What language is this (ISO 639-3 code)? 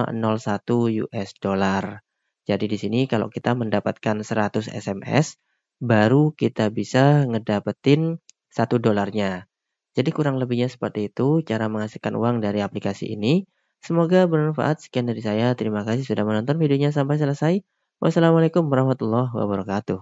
ind